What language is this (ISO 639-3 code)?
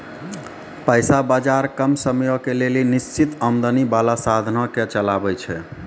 mai